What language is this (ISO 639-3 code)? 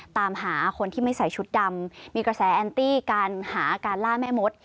tha